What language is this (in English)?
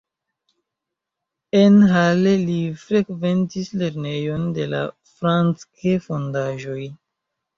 Esperanto